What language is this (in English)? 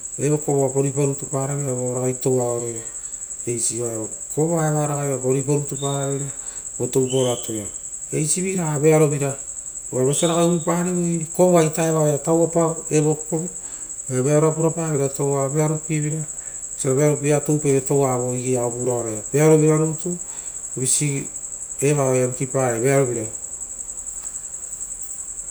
Rotokas